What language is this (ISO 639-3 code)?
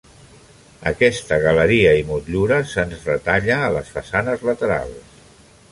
cat